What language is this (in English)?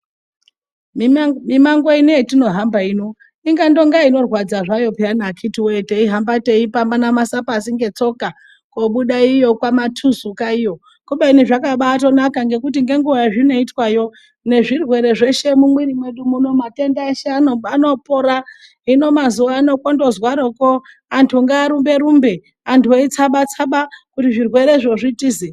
Ndau